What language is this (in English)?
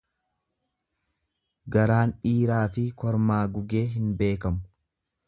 Oromo